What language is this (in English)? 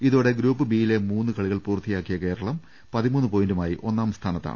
Malayalam